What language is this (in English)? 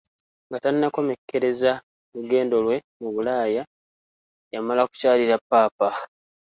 Ganda